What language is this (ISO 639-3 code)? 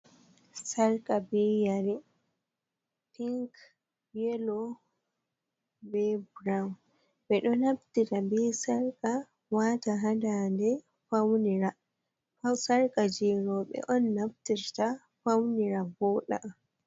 ful